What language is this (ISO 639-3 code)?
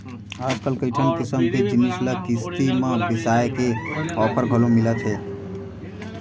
hne